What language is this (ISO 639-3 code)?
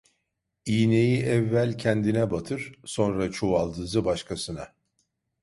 tur